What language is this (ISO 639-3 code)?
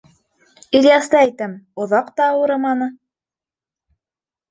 bak